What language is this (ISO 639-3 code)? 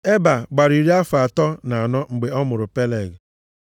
ibo